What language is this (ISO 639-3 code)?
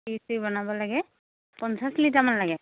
asm